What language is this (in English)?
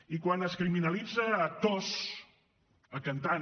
Catalan